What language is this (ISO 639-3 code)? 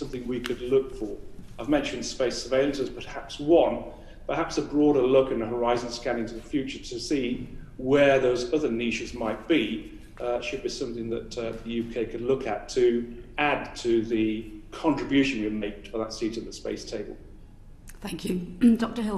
eng